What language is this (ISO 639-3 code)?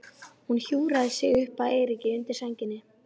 isl